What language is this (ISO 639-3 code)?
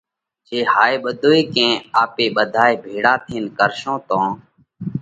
kvx